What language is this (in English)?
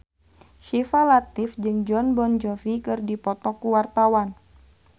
Sundanese